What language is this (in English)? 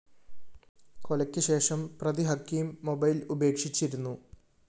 Malayalam